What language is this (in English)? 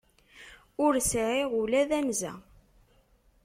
Kabyle